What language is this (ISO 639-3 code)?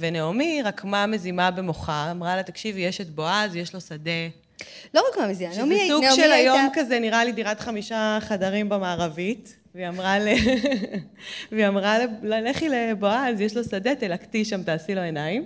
heb